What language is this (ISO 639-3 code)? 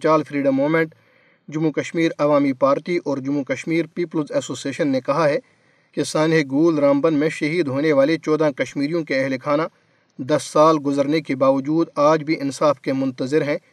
urd